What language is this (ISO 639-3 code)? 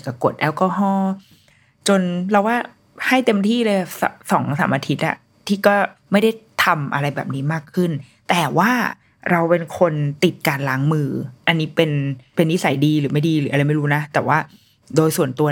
tha